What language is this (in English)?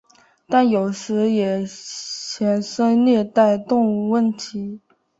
Chinese